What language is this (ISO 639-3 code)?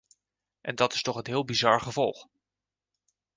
nld